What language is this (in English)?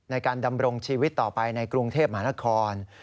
Thai